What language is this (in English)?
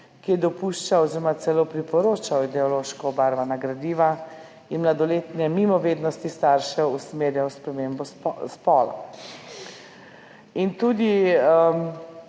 Slovenian